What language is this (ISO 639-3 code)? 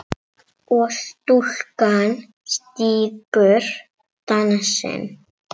isl